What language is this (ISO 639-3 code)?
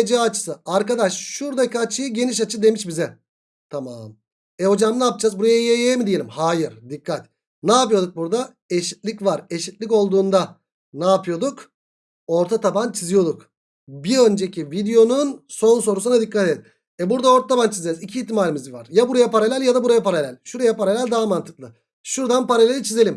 tur